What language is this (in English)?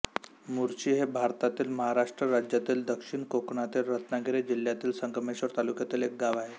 Marathi